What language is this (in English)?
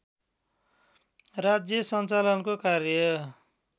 Nepali